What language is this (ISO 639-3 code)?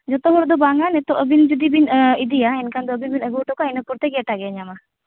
sat